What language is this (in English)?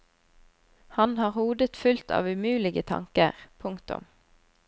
Norwegian